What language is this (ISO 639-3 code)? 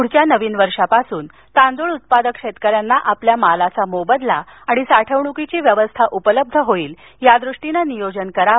mar